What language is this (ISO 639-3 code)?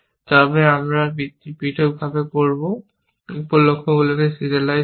ben